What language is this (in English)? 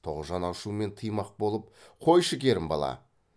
Kazakh